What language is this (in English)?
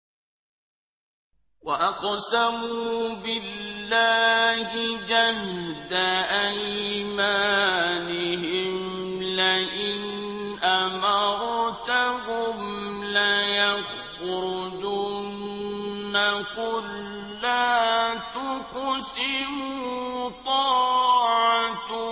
Arabic